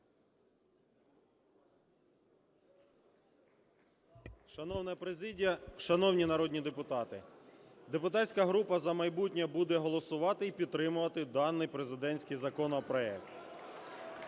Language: Ukrainian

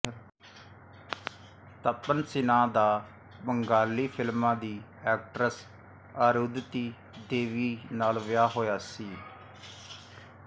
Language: Punjabi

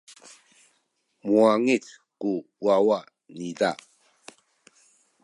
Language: Sakizaya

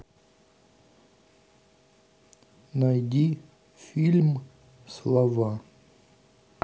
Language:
Russian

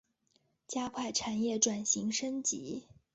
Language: Chinese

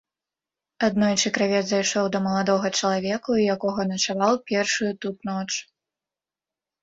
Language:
Belarusian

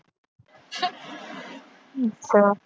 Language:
Punjabi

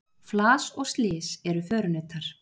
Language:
Icelandic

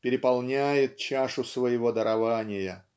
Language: Russian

